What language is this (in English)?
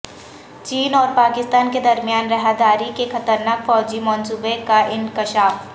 Urdu